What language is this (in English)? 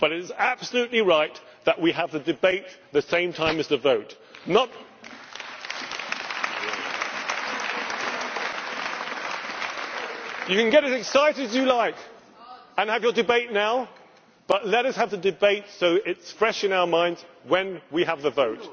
English